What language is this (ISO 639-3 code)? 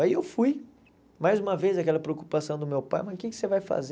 por